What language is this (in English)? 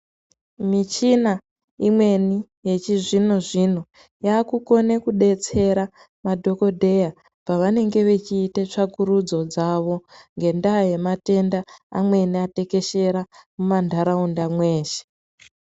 Ndau